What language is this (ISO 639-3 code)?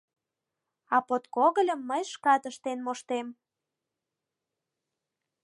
chm